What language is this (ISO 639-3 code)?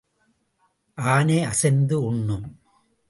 tam